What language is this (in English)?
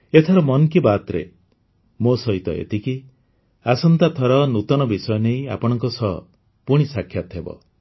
Odia